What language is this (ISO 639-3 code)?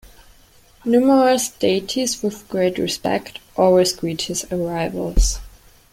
eng